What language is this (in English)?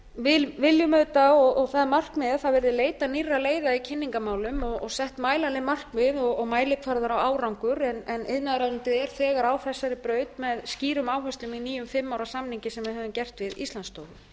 Icelandic